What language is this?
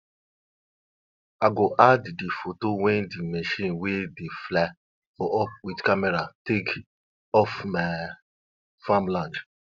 Nigerian Pidgin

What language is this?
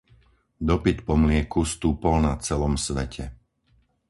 Slovak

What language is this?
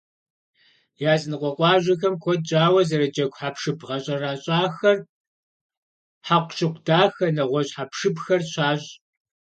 Kabardian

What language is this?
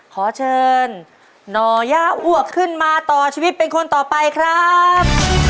Thai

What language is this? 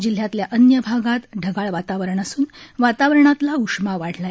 Marathi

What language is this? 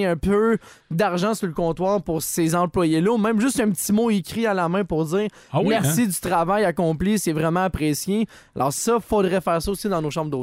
French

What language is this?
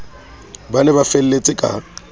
Southern Sotho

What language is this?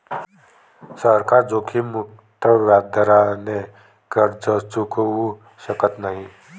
Marathi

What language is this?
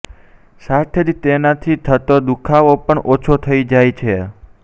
Gujarati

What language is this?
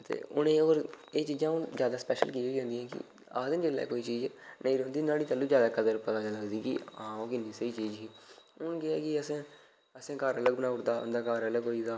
Dogri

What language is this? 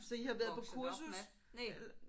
Danish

